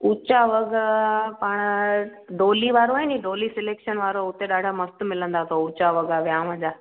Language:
Sindhi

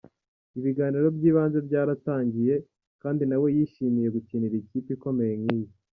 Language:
Kinyarwanda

